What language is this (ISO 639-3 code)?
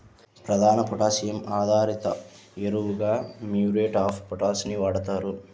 tel